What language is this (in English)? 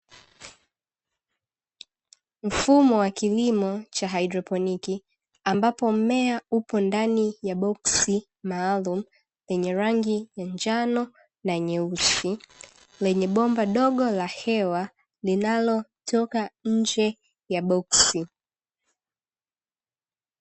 Swahili